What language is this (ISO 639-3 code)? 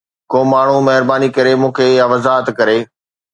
snd